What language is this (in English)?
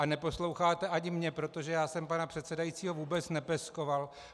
Czech